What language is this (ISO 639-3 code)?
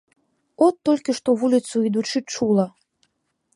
bel